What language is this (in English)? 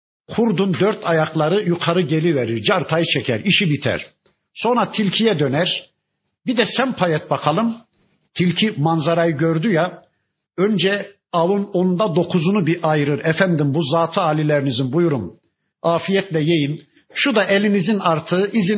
Turkish